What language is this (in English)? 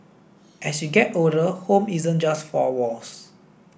English